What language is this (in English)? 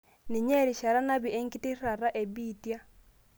Masai